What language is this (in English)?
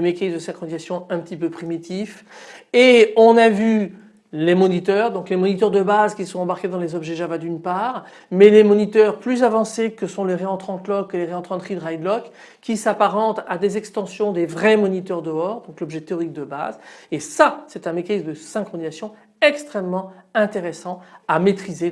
French